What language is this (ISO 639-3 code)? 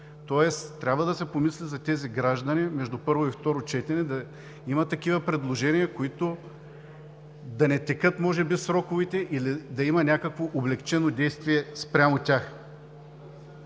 bul